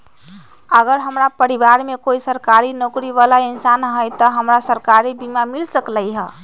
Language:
Magahi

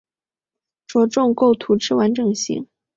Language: Chinese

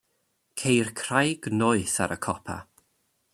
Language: Welsh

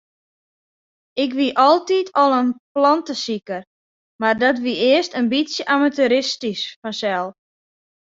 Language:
Western Frisian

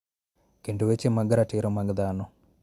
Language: Luo (Kenya and Tanzania)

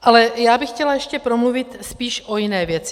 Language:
Czech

